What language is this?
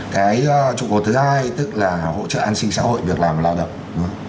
Vietnamese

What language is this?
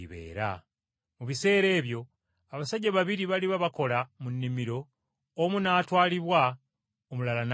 Ganda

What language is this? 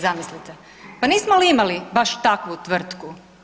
Croatian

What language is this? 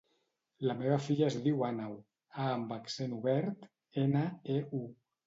Catalan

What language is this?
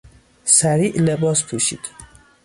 Persian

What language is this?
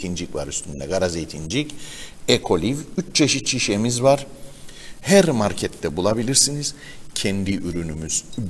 Turkish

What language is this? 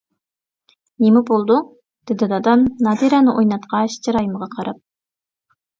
Uyghur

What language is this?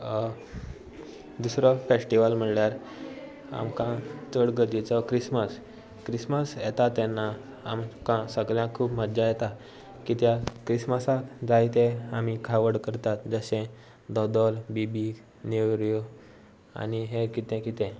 Konkani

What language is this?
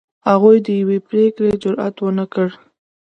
Pashto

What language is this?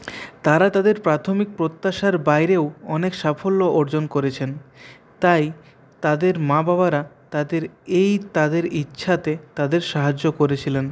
Bangla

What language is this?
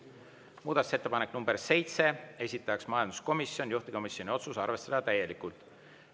Estonian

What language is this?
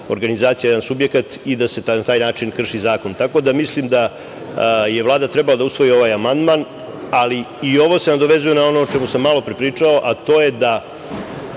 Serbian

